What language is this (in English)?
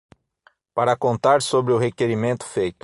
Portuguese